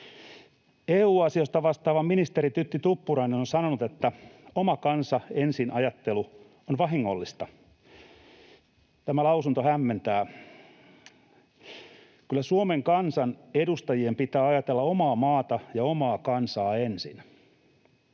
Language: Finnish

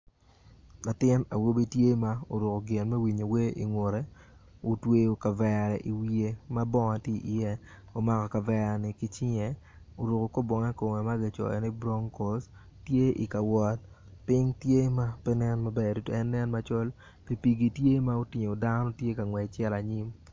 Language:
Acoli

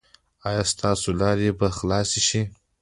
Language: Pashto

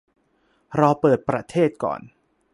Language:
Thai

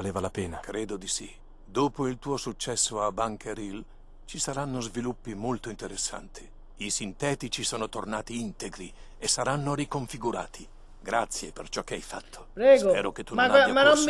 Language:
Italian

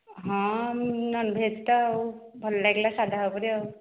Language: Odia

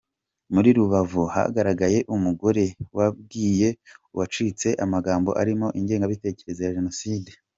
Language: Kinyarwanda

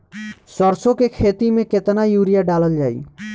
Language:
Bhojpuri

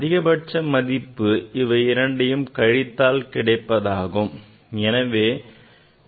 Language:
Tamil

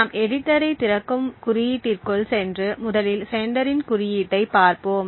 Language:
Tamil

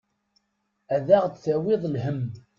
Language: Kabyle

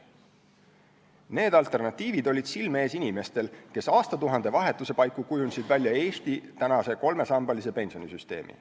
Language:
Estonian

